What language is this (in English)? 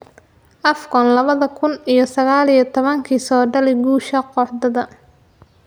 Somali